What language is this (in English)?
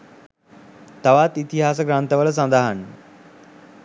Sinhala